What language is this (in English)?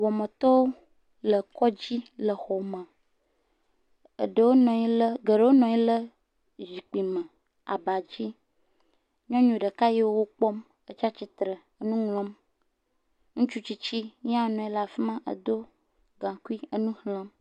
Ewe